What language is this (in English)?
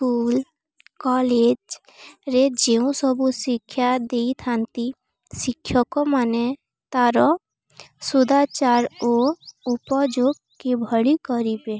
Odia